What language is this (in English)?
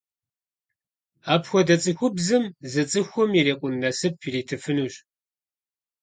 Kabardian